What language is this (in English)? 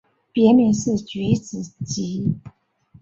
Chinese